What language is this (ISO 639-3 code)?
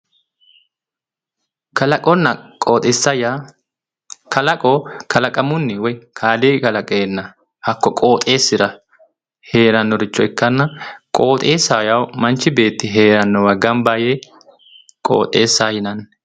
sid